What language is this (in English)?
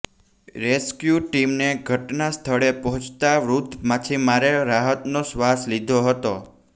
Gujarati